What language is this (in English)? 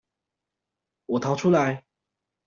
Chinese